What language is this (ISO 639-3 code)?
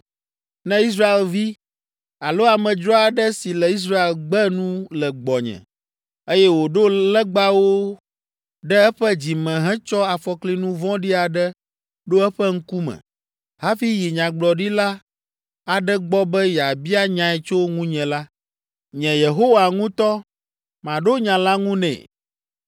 ewe